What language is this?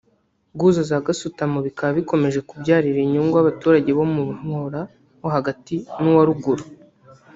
Kinyarwanda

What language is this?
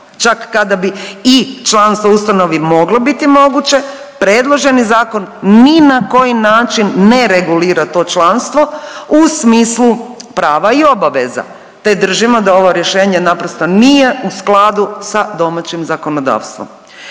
Croatian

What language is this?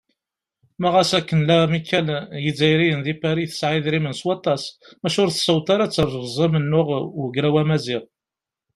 Kabyle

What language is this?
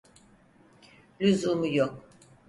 Turkish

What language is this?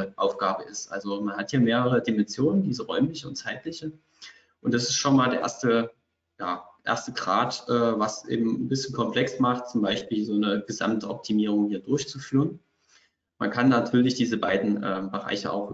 German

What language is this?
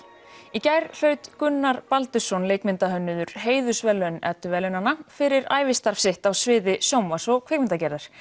Icelandic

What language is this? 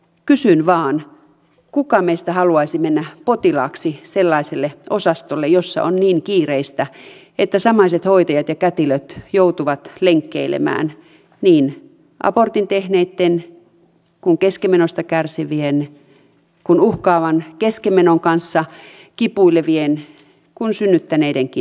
Finnish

